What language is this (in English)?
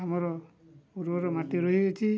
Odia